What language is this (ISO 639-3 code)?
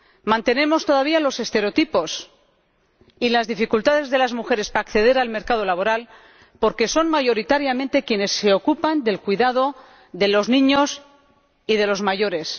spa